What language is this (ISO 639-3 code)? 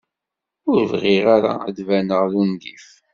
kab